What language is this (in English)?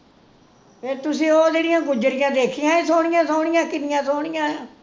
Punjabi